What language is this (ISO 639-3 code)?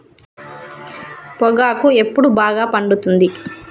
tel